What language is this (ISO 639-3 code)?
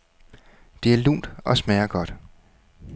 dan